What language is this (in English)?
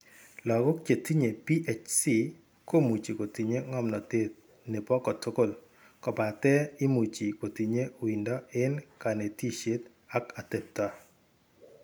Kalenjin